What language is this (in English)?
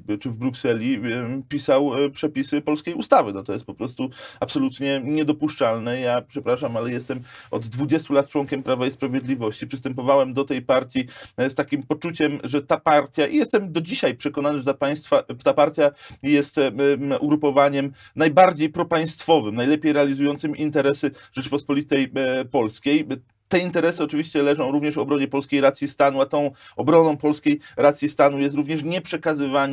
Polish